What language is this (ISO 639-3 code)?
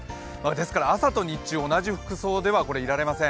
jpn